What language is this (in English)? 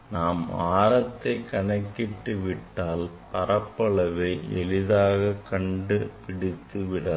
Tamil